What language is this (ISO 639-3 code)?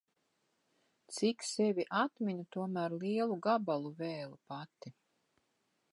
lav